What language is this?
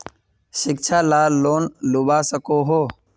Magahi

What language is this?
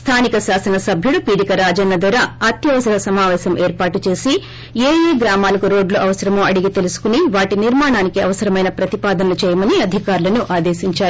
Telugu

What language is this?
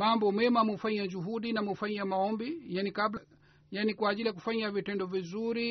Swahili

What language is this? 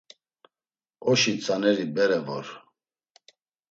Laz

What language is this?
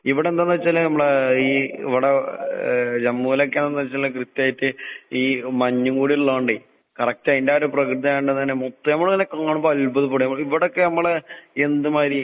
Malayalam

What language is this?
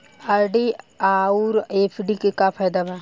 Bhojpuri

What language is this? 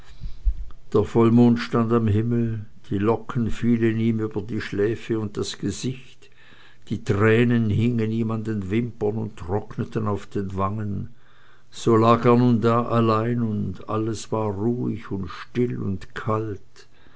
German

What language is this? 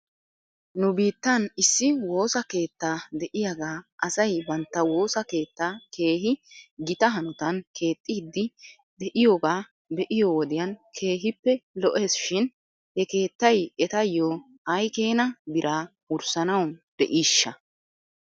Wolaytta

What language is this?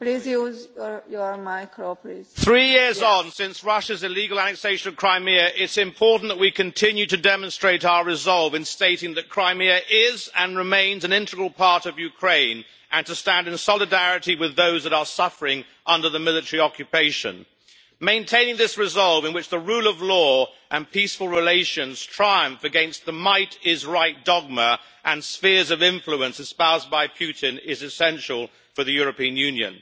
English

